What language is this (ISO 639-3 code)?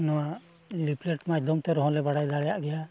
sat